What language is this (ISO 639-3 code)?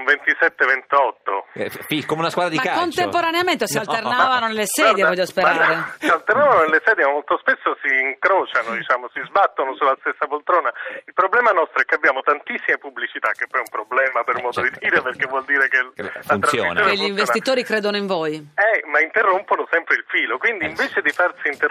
ita